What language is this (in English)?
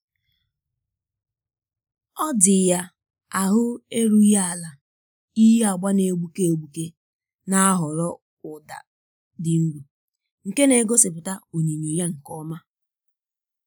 Igbo